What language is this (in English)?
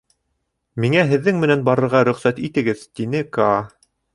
Bashkir